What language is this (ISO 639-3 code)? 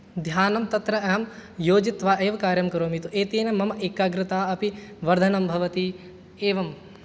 san